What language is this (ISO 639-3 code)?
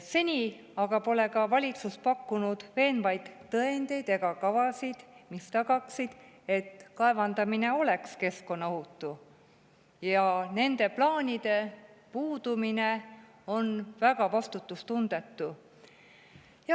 est